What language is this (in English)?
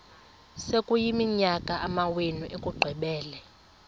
Xhosa